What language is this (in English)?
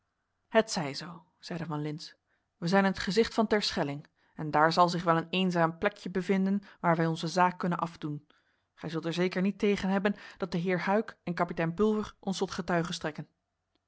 Dutch